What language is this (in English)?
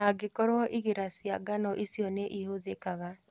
Kikuyu